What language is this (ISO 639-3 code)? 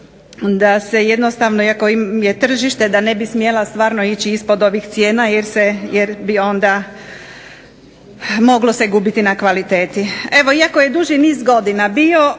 hrv